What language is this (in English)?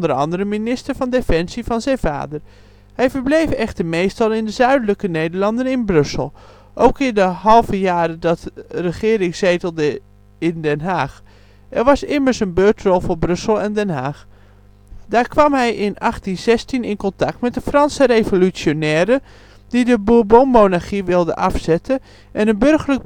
Dutch